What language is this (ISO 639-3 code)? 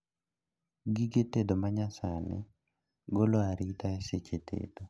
luo